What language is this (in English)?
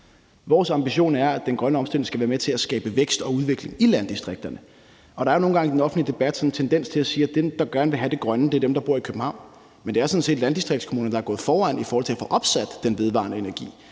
Danish